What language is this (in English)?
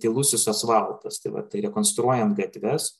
Lithuanian